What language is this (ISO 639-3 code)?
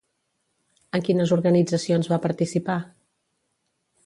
cat